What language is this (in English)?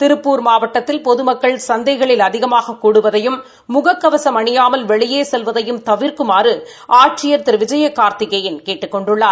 Tamil